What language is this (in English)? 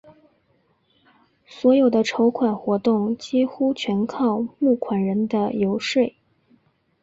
Chinese